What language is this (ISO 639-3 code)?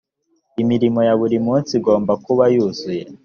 kin